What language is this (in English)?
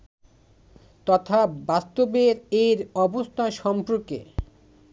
Bangla